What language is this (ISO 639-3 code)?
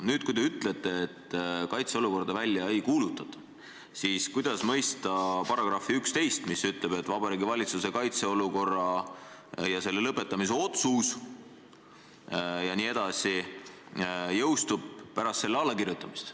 est